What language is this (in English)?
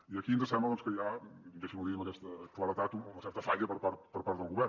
Catalan